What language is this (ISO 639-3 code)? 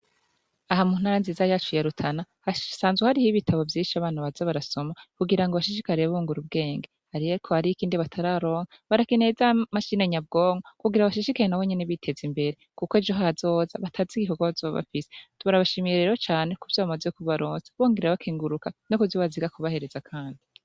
run